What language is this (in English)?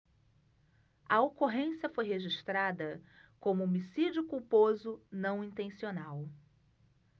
Portuguese